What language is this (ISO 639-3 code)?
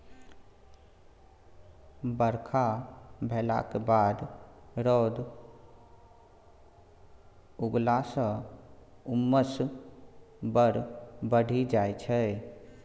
mai